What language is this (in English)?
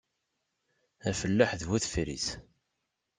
Kabyle